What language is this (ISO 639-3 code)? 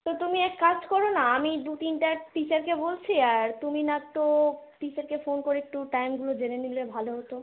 ben